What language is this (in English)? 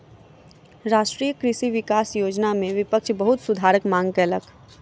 Maithili